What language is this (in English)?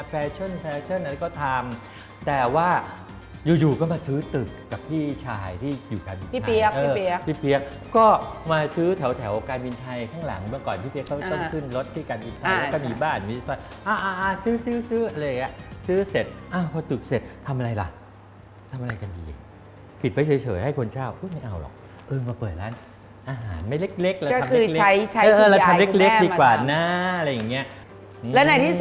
Thai